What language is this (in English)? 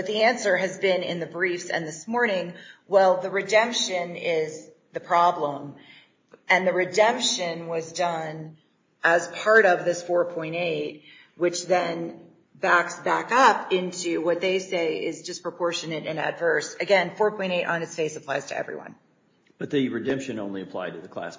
English